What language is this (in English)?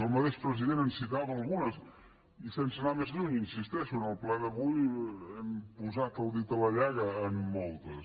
Catalan